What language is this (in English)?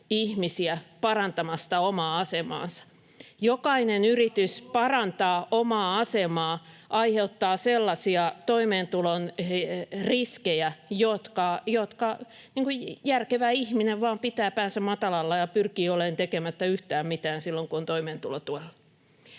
Finnish